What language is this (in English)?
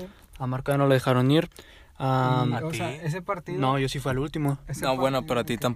Spanish